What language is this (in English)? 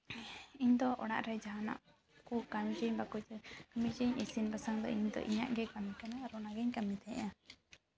Santali